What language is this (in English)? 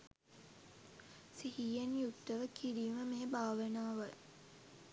Sinhala